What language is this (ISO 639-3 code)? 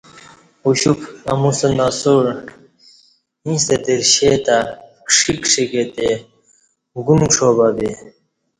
bsh